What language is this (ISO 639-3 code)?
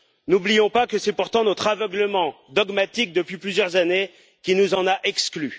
fra